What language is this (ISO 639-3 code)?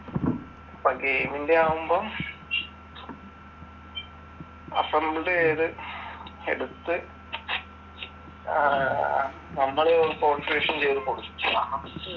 mal